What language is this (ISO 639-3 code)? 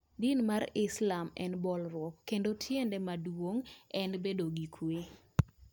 luo